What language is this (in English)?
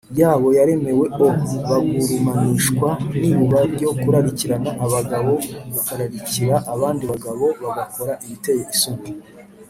Kinyarwanda